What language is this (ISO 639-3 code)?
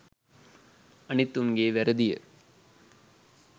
sin